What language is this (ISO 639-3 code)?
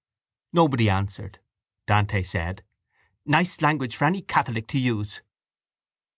eng